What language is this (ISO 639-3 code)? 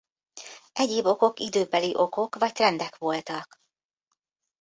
hun